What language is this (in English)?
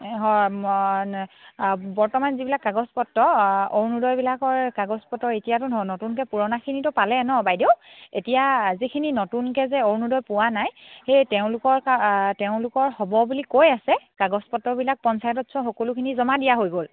Assamese